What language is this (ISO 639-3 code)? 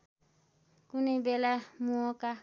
nep